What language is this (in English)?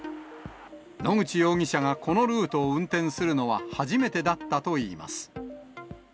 Japanese